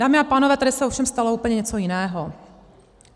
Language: Czech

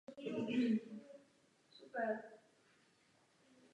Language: Czech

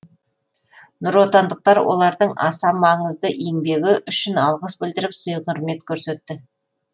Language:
Kazakh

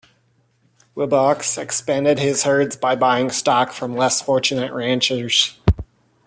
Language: English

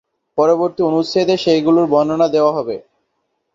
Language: Bangla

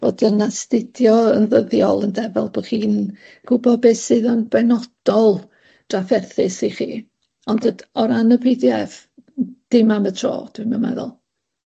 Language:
Welsh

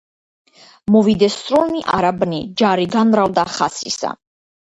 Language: Georgian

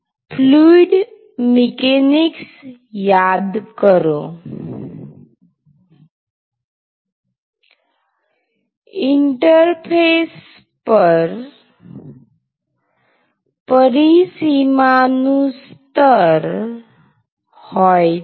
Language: Gujarati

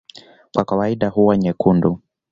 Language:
Swahili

